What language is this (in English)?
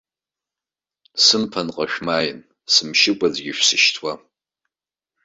Abkhazian